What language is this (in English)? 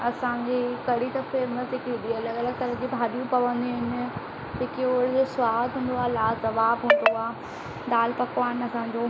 Sindhi